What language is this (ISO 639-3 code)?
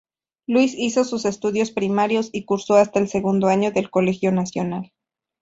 spa